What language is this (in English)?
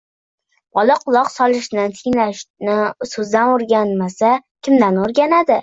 Uzbek